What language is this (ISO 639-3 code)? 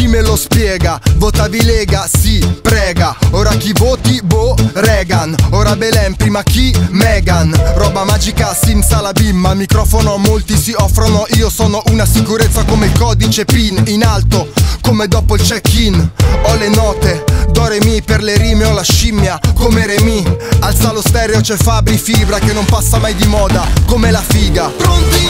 ita